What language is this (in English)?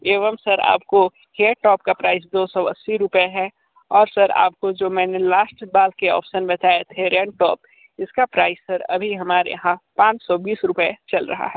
Hindi